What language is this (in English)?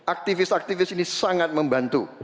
Indonesian